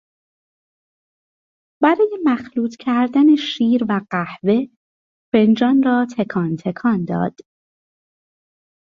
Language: Persian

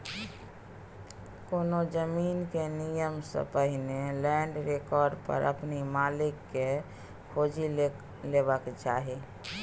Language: Maithili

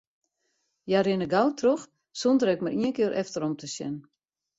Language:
Western Frisian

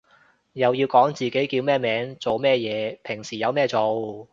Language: Cantonese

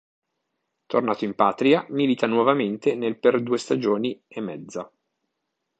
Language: Italian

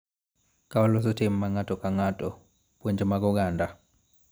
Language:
Luo (Kenya and Tanzania)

